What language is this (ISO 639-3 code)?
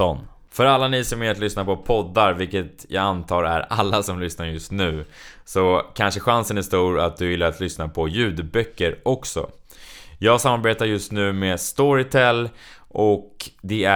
swe